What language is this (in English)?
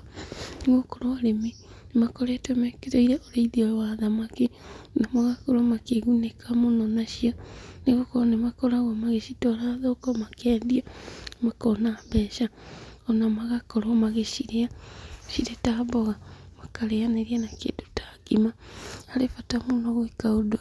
Kikuyu